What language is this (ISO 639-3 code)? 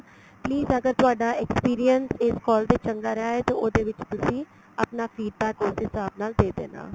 pan